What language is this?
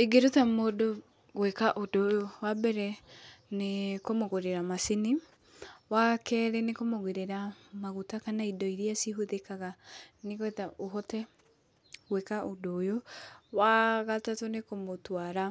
Kikuyu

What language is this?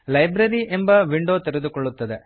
Kannada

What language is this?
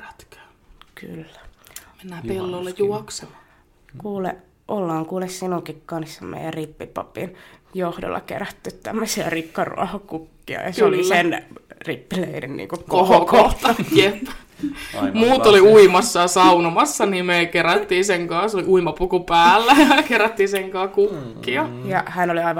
Finnish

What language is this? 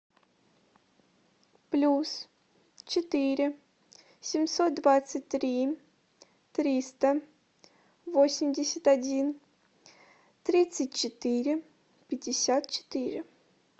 Russian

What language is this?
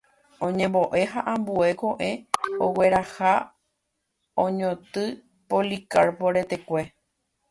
Guarani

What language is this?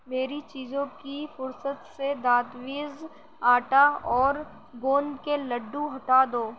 Urdu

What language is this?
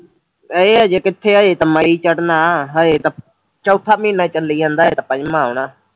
Punjabi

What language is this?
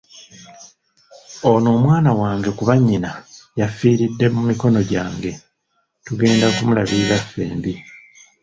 Ganda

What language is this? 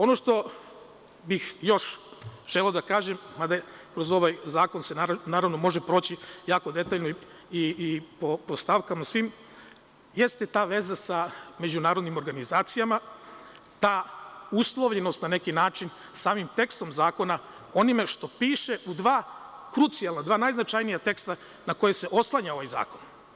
Serbian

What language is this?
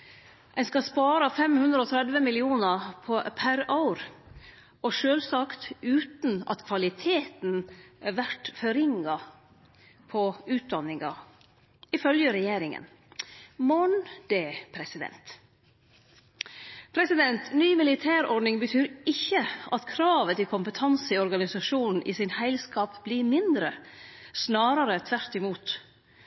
Norwegian Nynorsk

